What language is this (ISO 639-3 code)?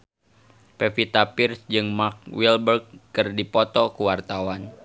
sun